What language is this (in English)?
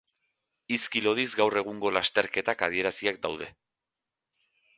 Basque